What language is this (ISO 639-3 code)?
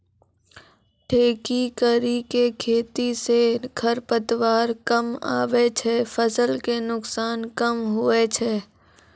mai